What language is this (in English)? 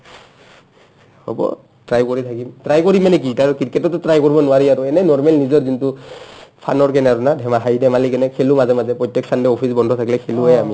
Assamese